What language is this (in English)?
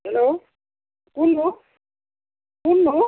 Assamese